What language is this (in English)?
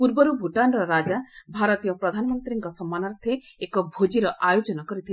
Odia